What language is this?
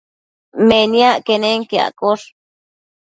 Matsés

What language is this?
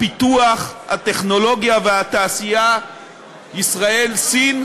Hebrew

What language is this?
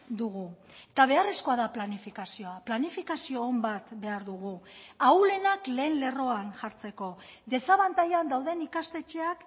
Basque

